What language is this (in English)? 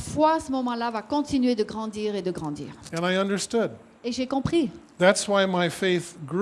French